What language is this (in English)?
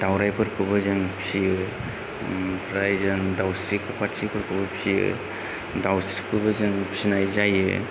Bodo